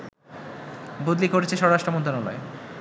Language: Bangla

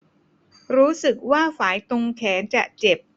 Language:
Thai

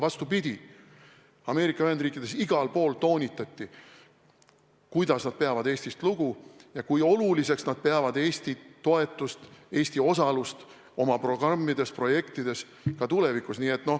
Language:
Estonian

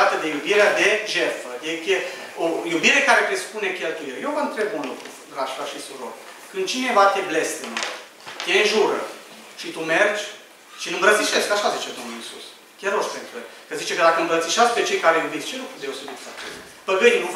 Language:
Romanian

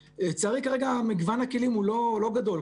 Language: Hebrew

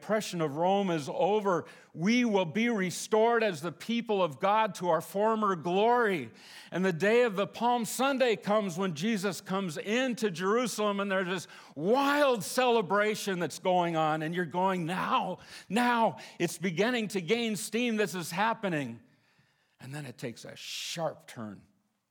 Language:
English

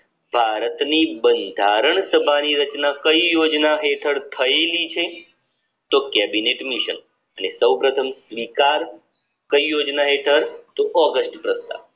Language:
Gujarati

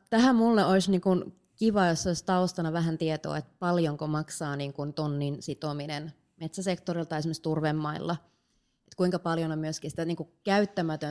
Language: Finnish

